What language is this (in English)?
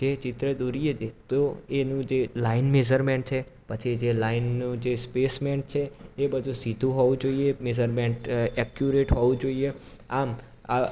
Gujarati